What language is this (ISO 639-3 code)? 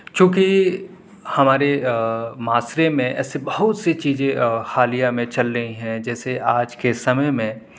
urd